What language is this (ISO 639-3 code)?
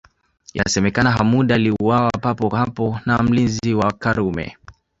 swa